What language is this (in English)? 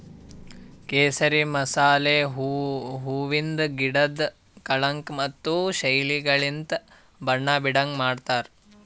Kannada